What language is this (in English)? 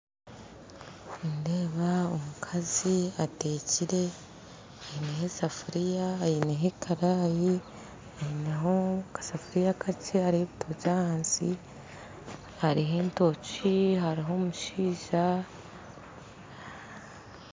Nyankole